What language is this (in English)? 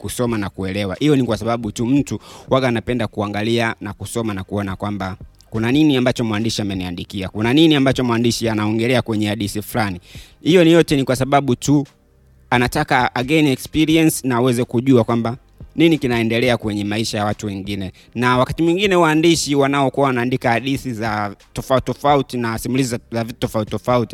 Swahili